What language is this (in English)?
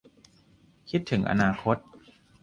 Thai